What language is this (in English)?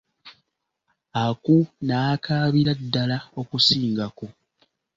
Ganda